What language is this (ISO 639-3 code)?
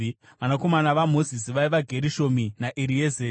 sna